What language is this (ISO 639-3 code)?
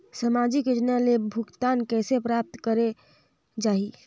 hne